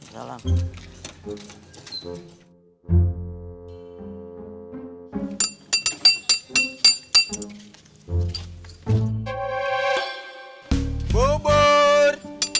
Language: Indonesian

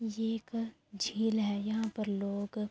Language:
Urdu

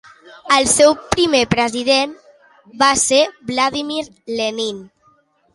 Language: Catalan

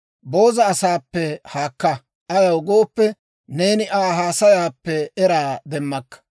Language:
Dawro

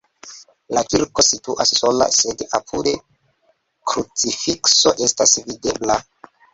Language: Esperanto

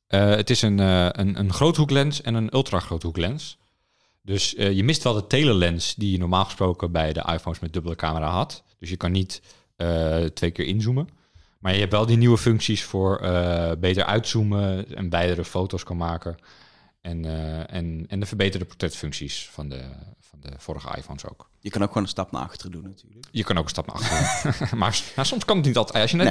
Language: Dutch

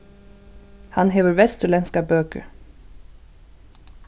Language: Faroese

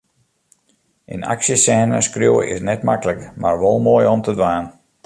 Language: Western Frisian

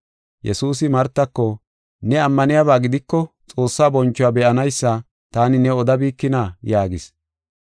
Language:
Gofa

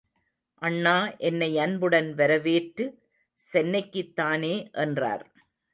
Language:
Tamil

